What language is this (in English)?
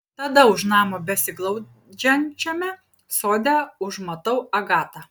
Lithuanian